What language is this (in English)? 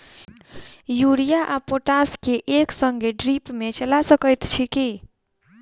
Maithili